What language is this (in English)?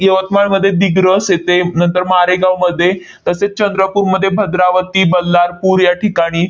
Marathi